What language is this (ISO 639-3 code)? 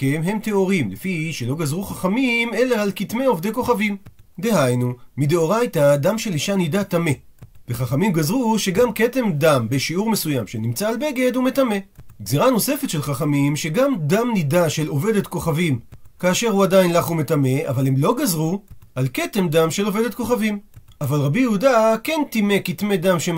heb